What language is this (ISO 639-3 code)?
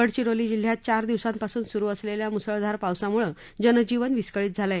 mar